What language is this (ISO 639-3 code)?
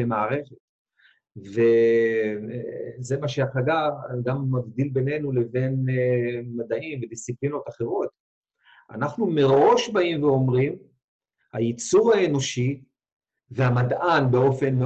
heb